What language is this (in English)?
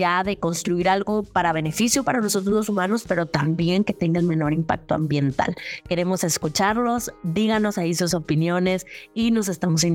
Spanish